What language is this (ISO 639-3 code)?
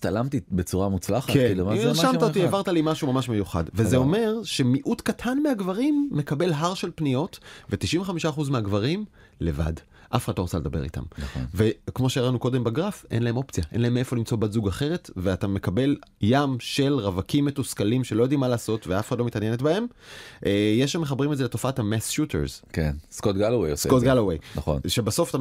heb